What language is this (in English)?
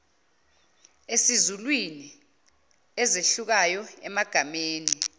Zulu